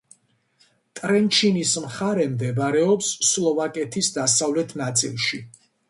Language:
Georgian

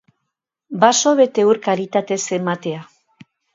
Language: Basque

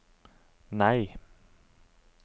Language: Norwegian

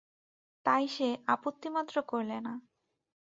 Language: Bangla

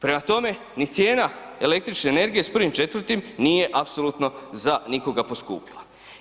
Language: Croatian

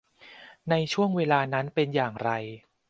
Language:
Thai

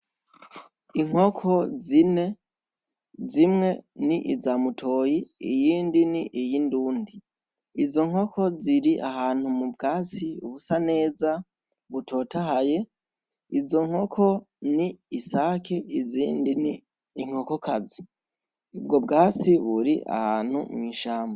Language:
Rundi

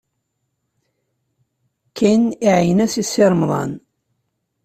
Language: Kabyle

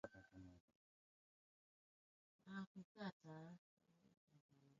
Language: Swahili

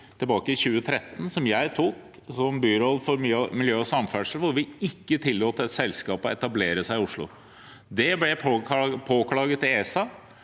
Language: Norwegian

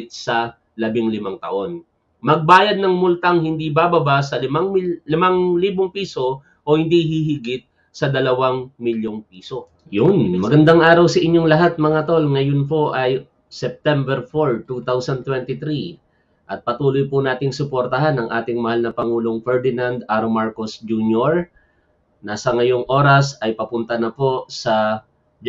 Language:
Filipino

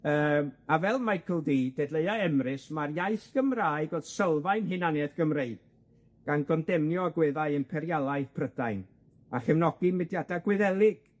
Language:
Welsh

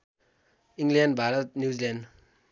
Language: Nepali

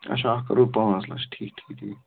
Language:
Kashmiri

